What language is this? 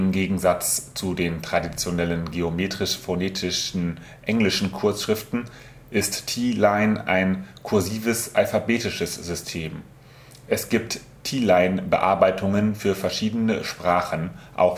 German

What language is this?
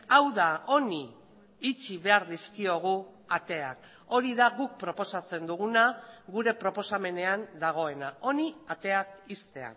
Basque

